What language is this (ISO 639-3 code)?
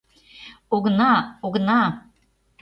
chm